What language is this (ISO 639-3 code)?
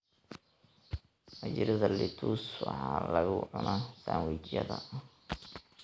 som